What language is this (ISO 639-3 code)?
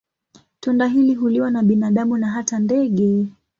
swa